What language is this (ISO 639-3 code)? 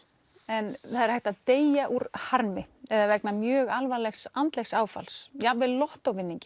isl